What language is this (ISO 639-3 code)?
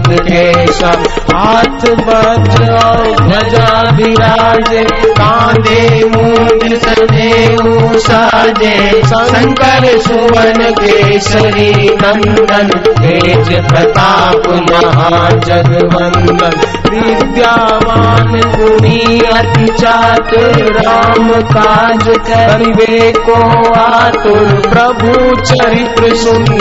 hin